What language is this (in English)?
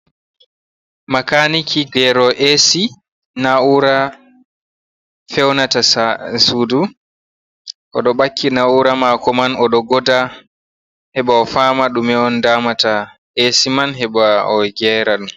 Fula